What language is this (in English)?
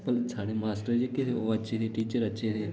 Dogri